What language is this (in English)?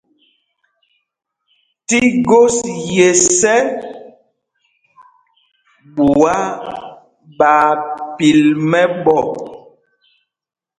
Mpumpong